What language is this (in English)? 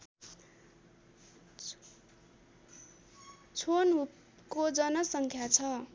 Nepali